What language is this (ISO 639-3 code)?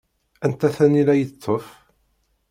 kab